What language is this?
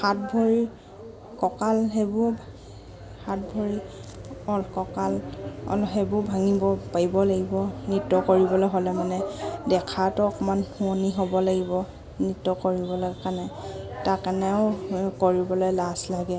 Assamese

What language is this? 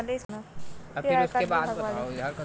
Chhattisgarhi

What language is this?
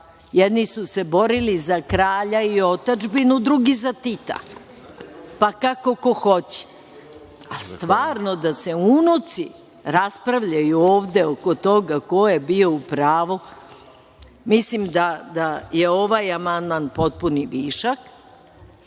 Serbian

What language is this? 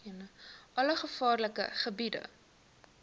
Afrikaans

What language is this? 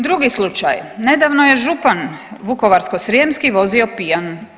Croatian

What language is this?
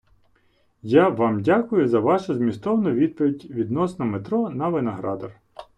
Ukrainian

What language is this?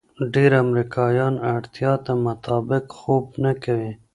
Pashto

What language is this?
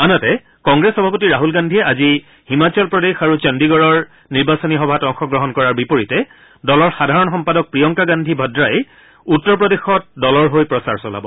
Assamese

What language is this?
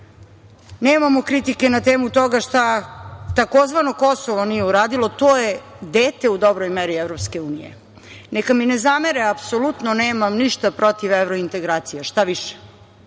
Serbian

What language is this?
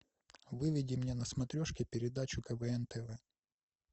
Russian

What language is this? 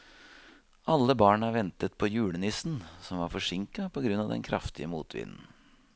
Norwegian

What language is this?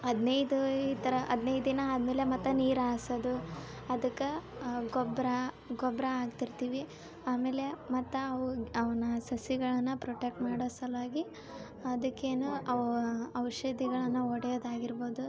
Kannada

